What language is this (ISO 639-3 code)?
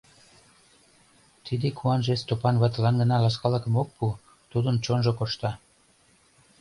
chm